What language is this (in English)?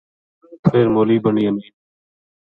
Gujari